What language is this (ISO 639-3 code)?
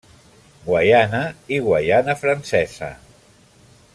cat